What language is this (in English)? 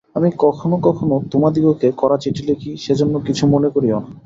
Bangla